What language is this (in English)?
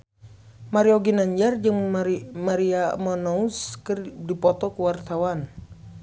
Sundanese